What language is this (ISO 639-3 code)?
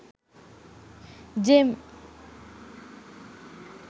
sin